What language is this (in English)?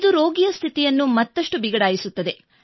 Kannada